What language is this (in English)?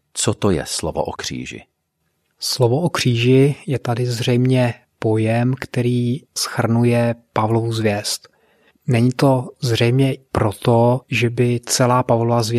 Czech